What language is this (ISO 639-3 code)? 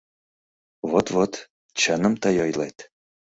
chm